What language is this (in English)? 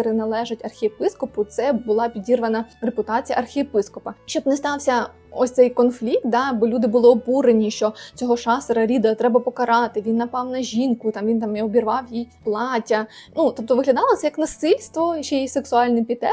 Ukrainian